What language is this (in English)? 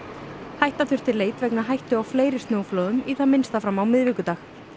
Icelandic